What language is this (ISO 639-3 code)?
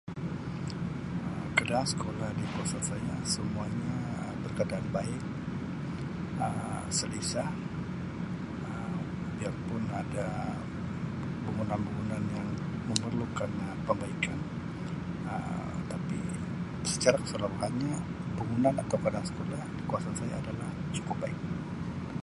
msi